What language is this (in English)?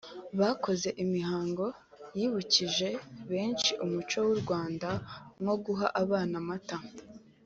Kinyarwanda